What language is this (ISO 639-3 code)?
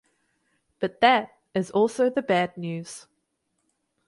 eng